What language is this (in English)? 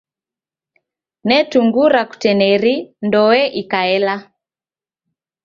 Taita